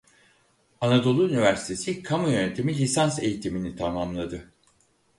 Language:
Turkish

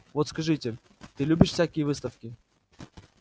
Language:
Russian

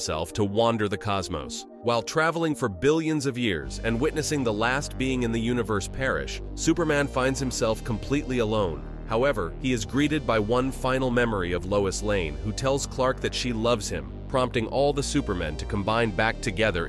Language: English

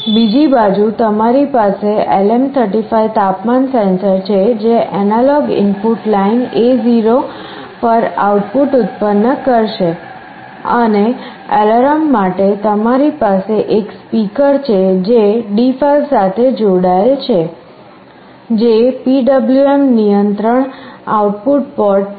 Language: Gujarati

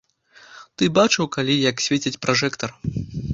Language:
Belarusian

